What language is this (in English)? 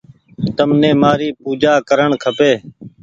Goaria